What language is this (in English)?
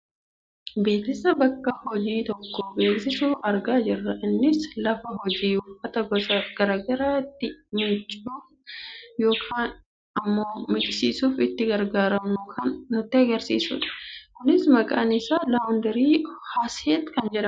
Oromo